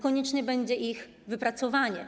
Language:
Polish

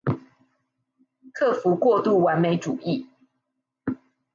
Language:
Chinese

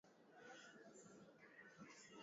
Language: Swahili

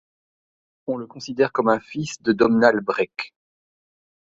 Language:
French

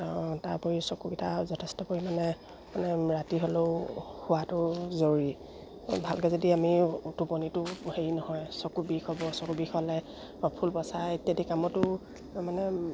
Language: Assamese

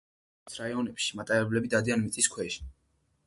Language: Georgian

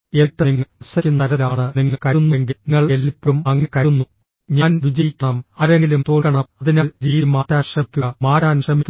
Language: Malayalam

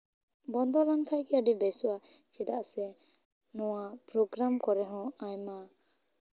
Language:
Santali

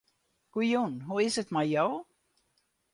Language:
Western Frisian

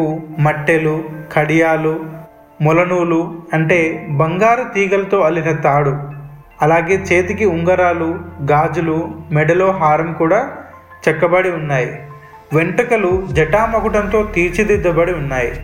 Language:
Telugu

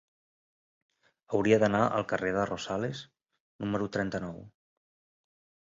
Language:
Catalan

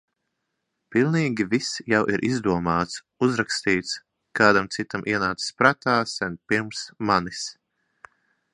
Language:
Latvian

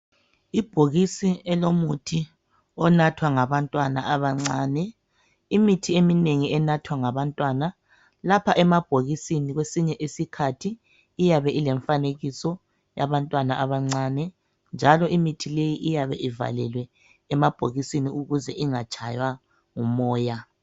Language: North Ndebele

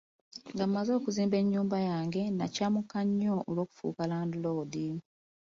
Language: Ganda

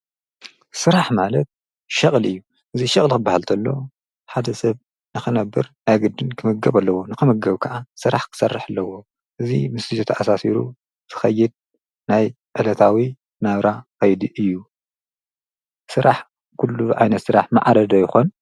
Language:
Tigrinya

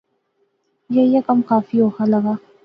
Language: Pahari-Potwari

